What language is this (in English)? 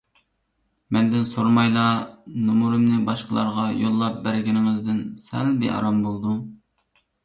Uyghur